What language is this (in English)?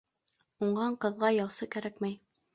Bashkir